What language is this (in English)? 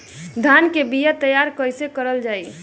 Bhojpuri